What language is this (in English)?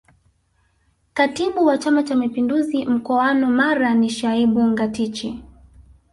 Swahili